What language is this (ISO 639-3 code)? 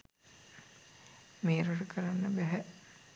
sin